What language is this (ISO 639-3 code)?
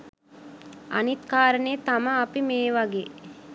sin